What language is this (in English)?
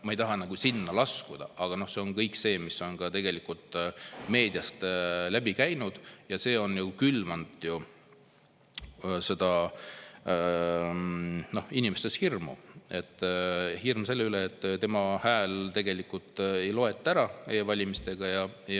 Estonian